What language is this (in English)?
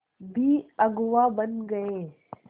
Hindi